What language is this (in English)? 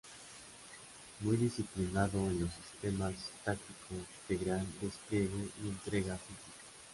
Spanish